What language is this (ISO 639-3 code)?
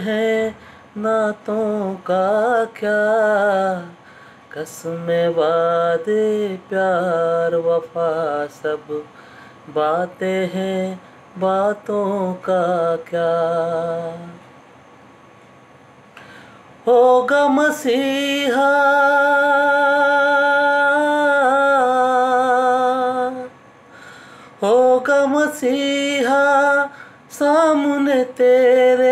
hin